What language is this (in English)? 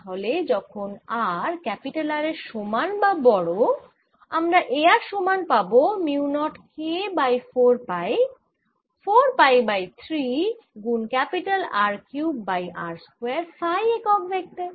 Bangla